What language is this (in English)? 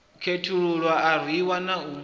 Venda